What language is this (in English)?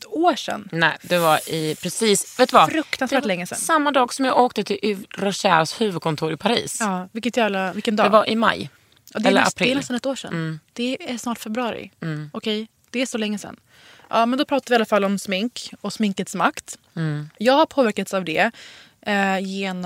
Swedish